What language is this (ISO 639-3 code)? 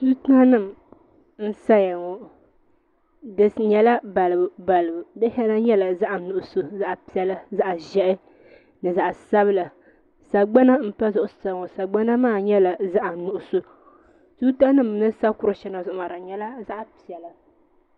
dag